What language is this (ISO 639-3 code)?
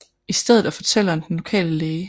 dan